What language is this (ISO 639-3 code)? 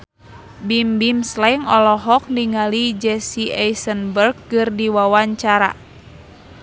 sun